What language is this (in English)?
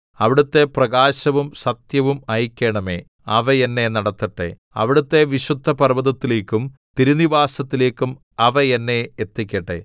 Malayalam